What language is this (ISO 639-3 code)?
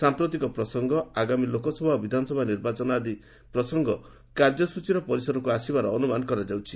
ori